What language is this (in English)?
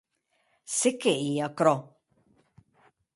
Occitan